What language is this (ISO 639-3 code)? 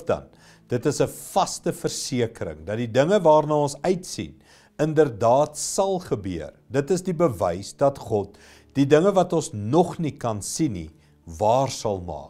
nld